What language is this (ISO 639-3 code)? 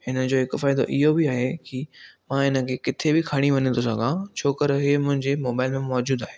snd